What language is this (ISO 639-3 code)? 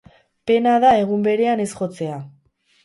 eus